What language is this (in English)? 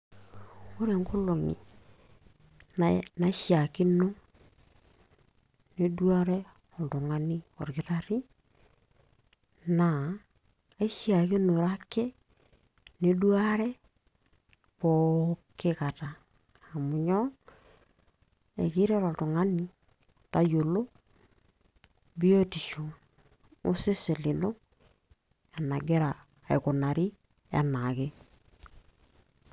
Masai